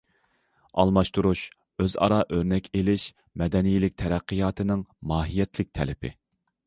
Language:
Uyghur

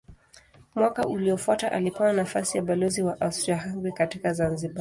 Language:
Swahili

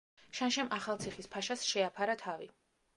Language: Georgian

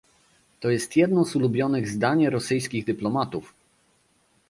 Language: Polish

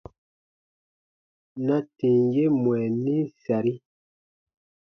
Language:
Baatonum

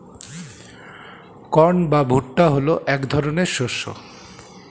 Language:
Bangla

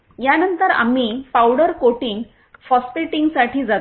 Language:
Marathi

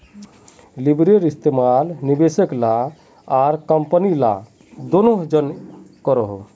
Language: Magahi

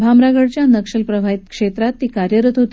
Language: Marathi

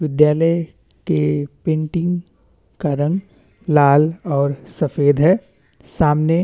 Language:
Hindi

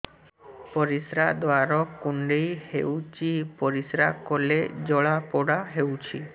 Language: Odia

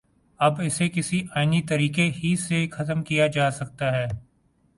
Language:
Urdu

